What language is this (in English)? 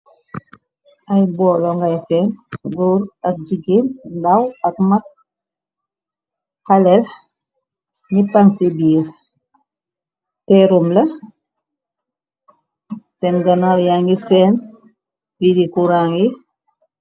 Wolof